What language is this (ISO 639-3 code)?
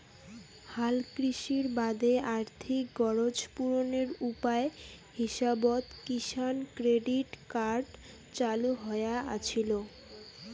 ben